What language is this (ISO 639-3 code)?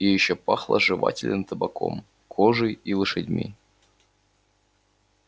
rus